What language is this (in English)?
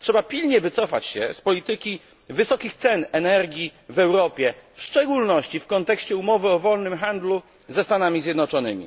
Polish